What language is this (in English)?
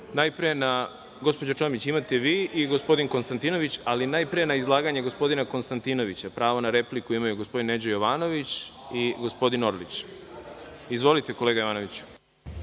Serbian